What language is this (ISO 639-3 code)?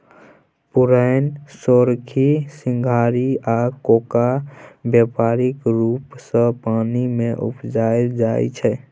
mai